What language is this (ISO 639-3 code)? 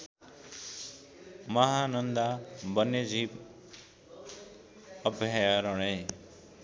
nep